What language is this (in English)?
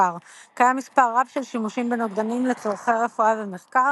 Hebrew